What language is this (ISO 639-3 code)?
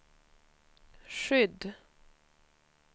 swe